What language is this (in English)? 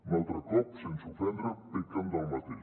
Catalan